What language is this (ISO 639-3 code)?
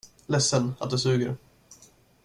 swe